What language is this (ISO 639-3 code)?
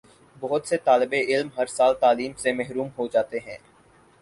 urd